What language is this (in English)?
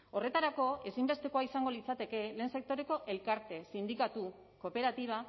Basque